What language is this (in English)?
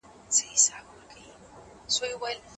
Pashto